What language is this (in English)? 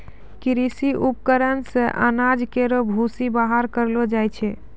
Maithili